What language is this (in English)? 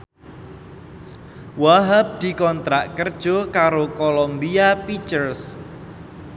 Javanese